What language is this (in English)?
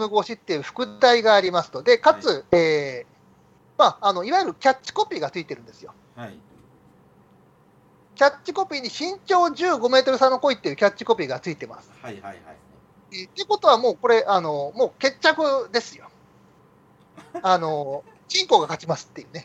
Japanese